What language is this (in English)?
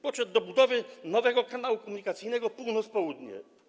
Polish